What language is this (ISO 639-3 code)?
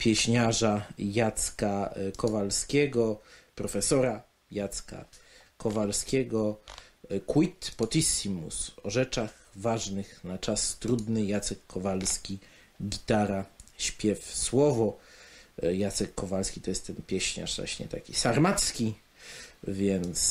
pol